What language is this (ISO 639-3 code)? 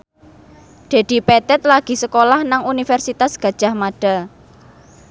jav